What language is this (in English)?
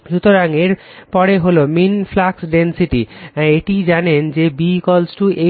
Bangla